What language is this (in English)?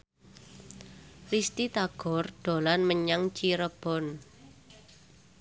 Javanese